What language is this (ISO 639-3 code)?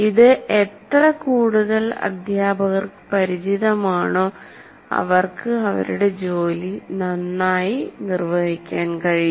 mal